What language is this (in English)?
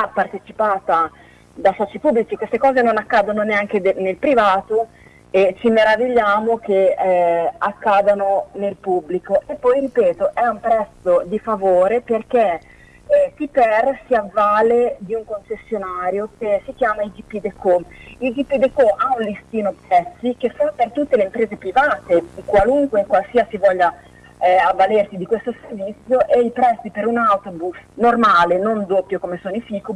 Italian